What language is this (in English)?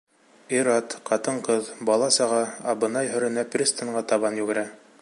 Bashkir